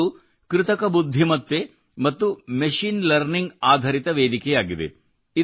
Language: Kannada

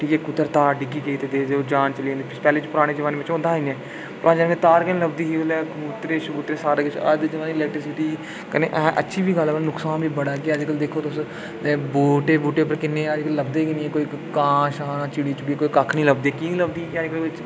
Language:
Dogri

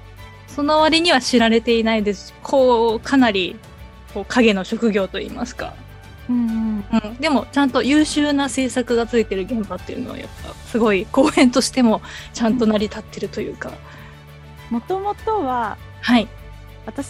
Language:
Japanese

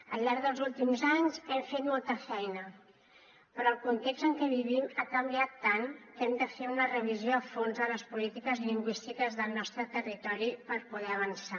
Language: Catalan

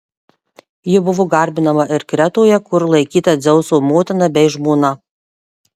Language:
Lithuanian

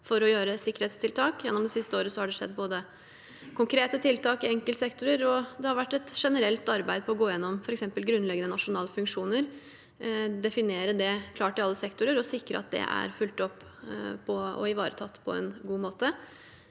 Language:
Norwegian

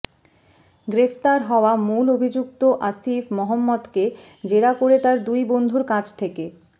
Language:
Bangla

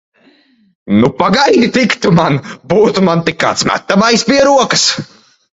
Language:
Latvian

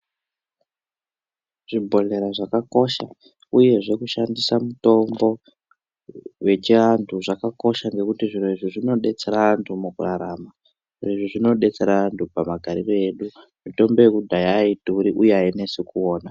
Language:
Ndau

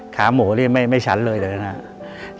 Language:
Thai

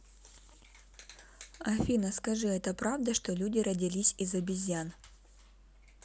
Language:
Russian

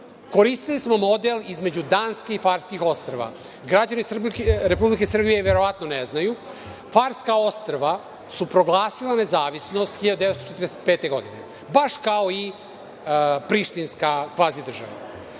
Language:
Serbian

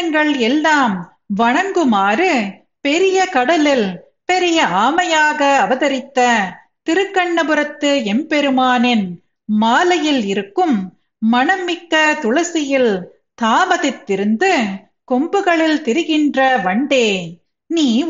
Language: Tamil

